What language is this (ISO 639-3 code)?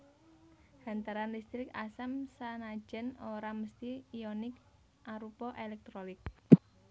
jav